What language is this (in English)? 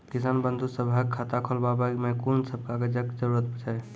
Maithili